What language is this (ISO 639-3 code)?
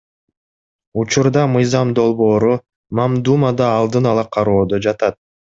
kir